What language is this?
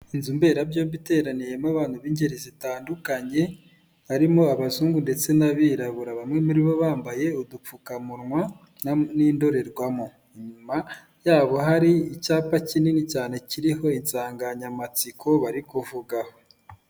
Kinyarwanda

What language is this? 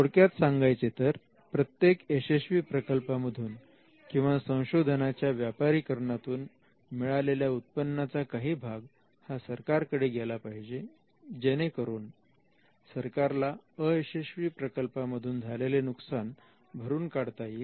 Marathi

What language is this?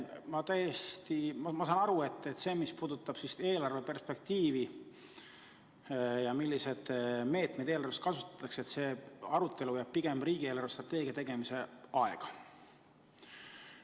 Estonian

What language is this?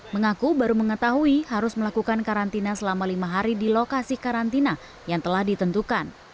Indonesian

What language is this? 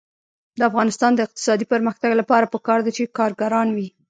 Pashto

